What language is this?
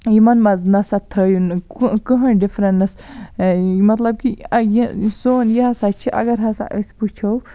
Kashmiri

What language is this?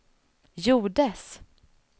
Swedish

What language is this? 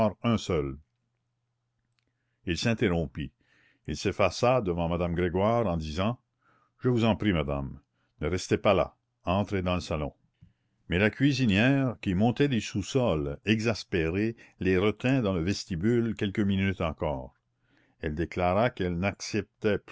French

